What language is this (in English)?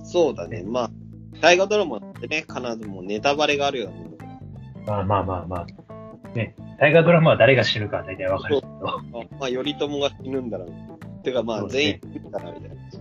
Japanese